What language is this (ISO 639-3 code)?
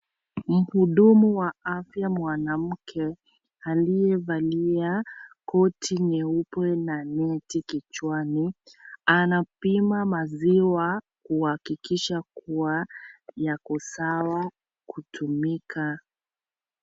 swa